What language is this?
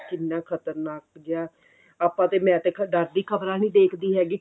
Punjabi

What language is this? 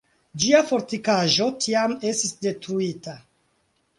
Esperanto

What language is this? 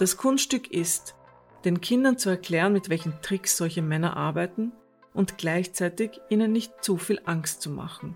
German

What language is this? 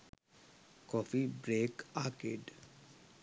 Sinhala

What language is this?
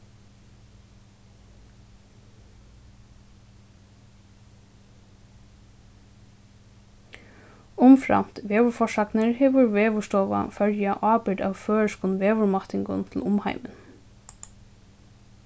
Faroese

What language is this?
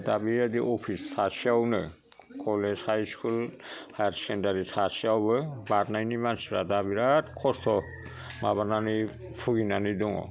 Bodo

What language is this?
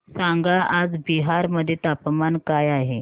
Marathi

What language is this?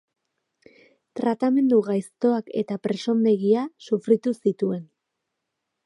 Basque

